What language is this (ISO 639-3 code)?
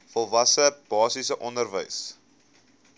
afr